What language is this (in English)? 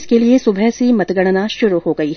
Hindi